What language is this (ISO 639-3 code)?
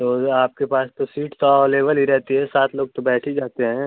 hin